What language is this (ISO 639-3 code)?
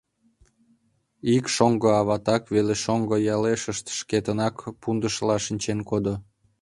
chm